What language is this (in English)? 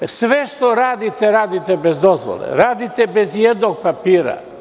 Serbian